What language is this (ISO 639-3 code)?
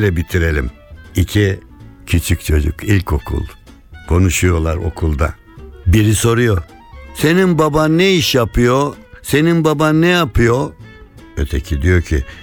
tur